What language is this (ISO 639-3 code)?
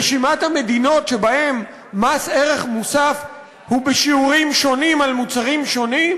heb